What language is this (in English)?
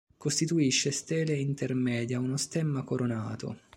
Italian